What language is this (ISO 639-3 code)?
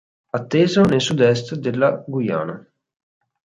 ita